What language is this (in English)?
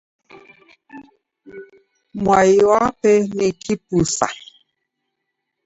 Taita